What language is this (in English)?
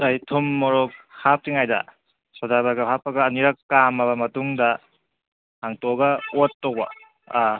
Manipuri